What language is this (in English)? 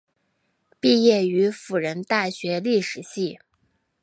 Chinese